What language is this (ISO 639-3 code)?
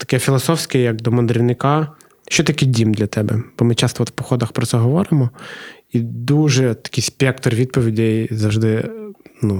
ukr